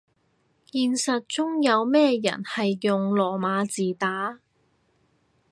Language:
Cantonese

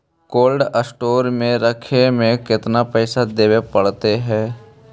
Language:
Magahi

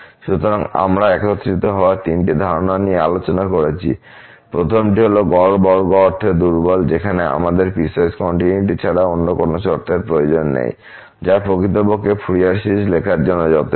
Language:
Bangla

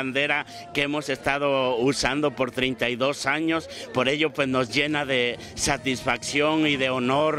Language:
Spanish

